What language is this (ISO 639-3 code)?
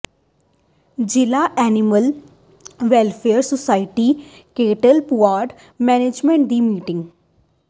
pan